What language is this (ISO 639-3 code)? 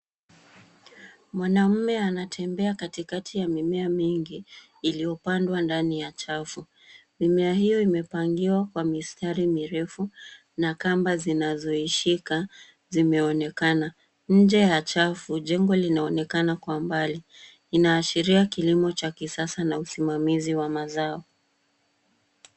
swa